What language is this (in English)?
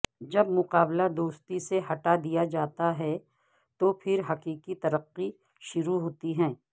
Urdu